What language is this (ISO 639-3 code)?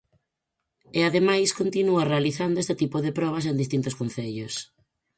glg